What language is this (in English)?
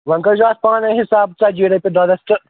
Kashmiri